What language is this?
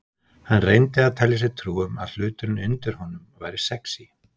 Icelandic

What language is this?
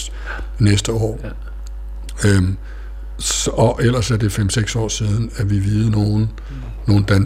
Danish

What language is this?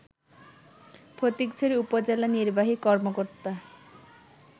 Bangla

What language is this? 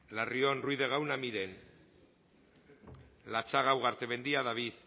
Spanish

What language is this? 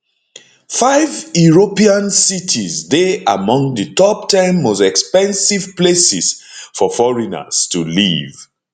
Nigerian Pidgin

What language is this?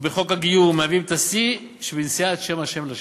Hebrew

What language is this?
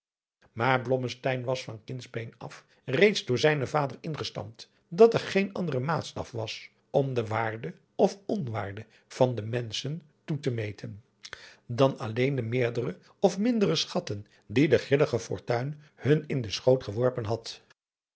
Dutch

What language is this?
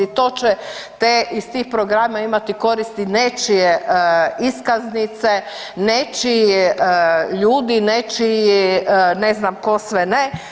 Croatian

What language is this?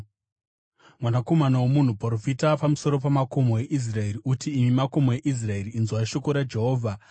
Shona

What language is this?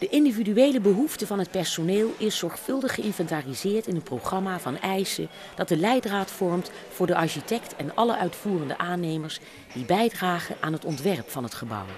Dutch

